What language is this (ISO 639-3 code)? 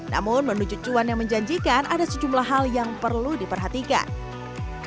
ind